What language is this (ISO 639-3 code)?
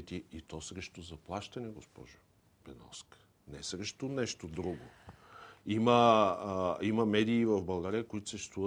bul